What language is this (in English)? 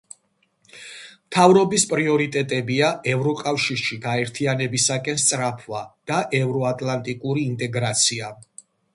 Georgian